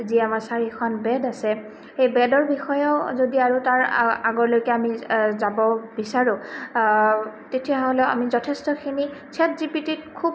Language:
Assamese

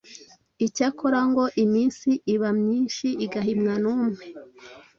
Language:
Kinyarwanda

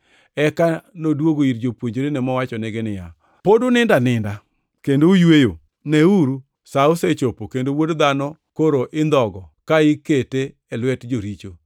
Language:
Luo (Kenya and Tanzania)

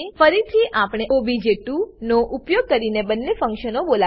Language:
Gujarati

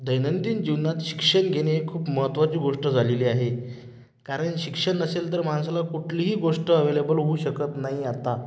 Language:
Marathi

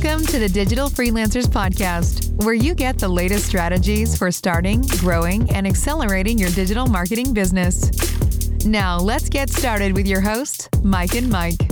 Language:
English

